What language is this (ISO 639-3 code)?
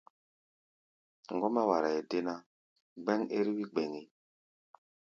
gba